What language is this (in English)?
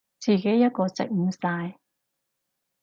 Cantonese